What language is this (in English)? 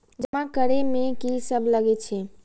Maithili